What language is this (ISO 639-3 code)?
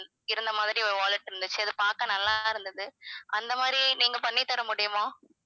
tam